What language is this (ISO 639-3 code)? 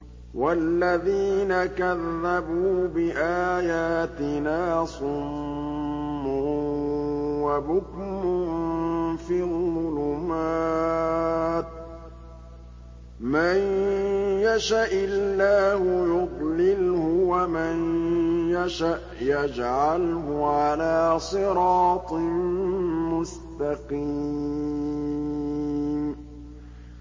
ara